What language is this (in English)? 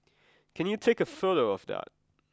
English